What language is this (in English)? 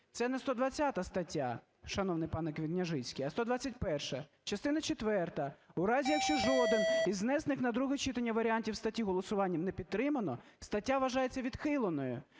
Ukrainian